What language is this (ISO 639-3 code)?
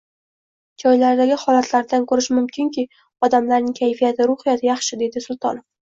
uzb